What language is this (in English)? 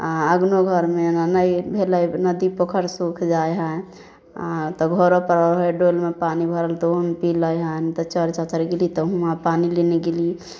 Maithili